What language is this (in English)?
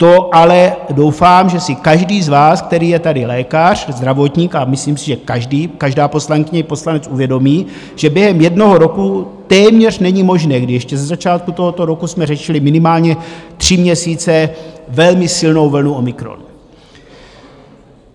Czech